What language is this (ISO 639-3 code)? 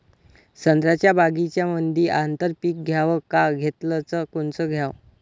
mar